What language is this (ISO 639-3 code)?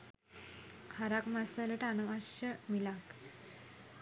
sin